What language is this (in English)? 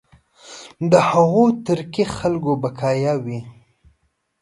Pashto